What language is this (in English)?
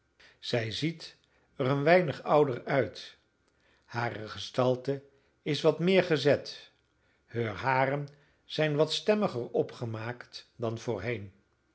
Dutch